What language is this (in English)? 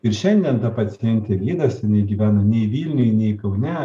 Lithuanian